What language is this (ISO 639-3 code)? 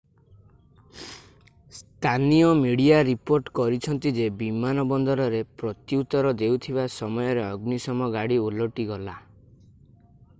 ori